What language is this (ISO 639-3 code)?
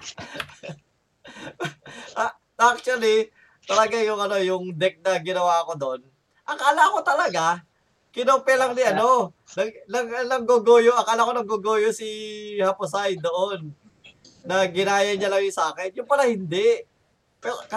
fil